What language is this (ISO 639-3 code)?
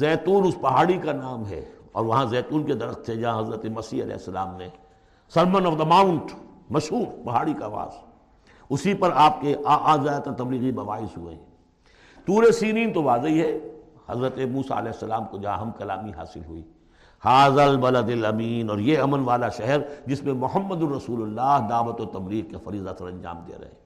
urd